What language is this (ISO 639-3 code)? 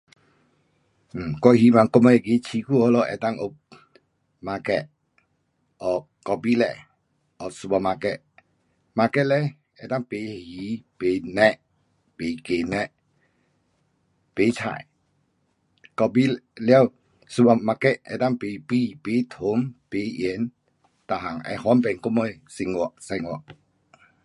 cpx